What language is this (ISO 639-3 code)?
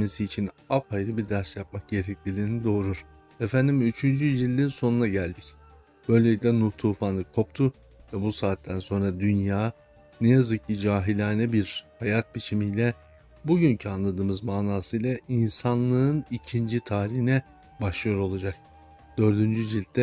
tur